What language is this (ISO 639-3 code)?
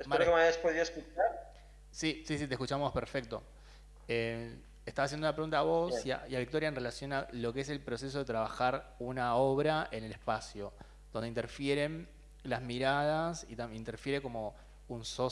spa